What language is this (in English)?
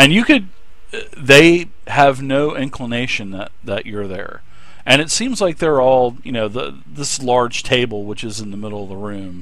English